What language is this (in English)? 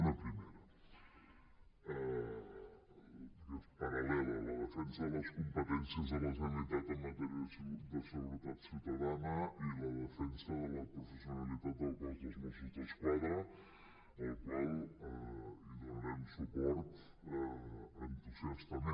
Catalan